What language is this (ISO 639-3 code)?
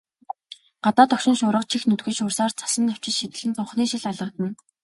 mon